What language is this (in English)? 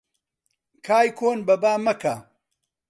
Central Kurdish